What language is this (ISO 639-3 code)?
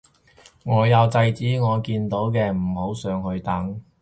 yue